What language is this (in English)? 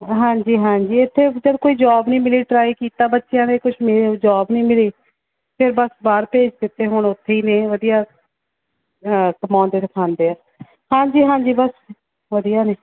Punjabi